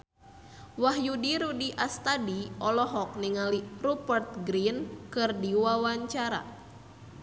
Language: Sundanese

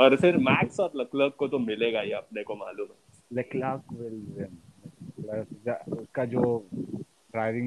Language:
Hindi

